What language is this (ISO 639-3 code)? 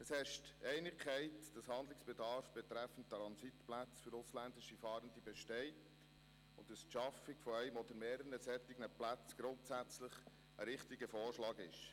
gsw